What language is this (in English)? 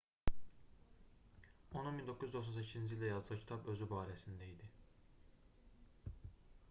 Azerbaijani